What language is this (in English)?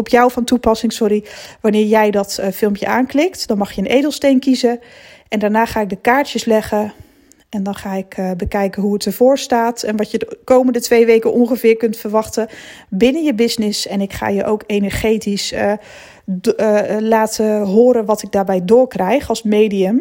Dutch